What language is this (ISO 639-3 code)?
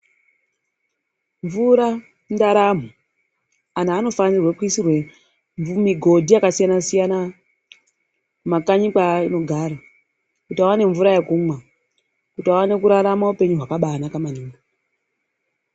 ndc